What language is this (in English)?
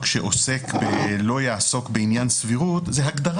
Hebrew